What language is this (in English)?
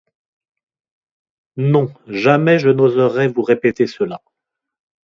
French